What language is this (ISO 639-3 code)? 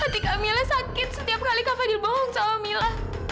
ind